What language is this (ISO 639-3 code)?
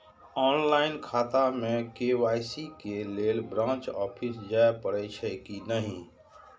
mai